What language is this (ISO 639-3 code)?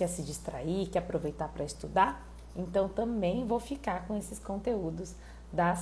por